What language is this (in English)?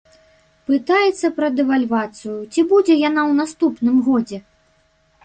Belarusian